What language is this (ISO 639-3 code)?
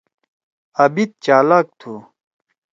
trw